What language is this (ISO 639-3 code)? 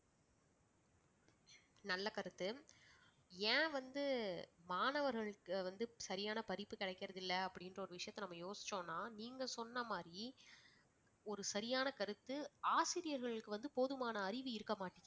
tam